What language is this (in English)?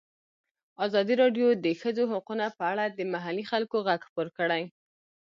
Pashto